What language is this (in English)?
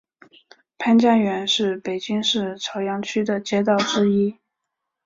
Chinese